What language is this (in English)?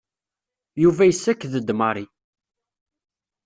Kabyle